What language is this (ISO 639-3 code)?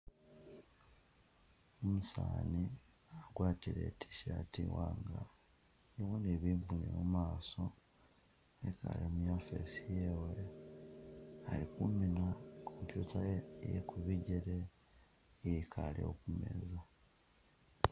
myx